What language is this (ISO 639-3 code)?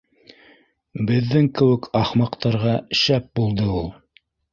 bak